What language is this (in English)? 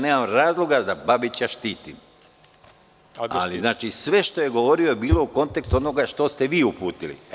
Serbian